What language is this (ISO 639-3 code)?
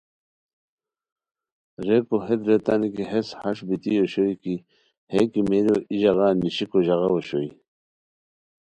khw